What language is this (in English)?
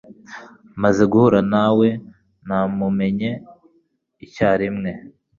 Kinyarwanda